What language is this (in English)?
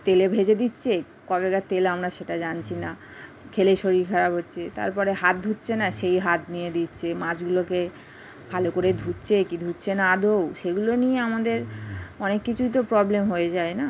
Bangla